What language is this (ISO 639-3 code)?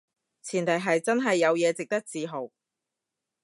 yue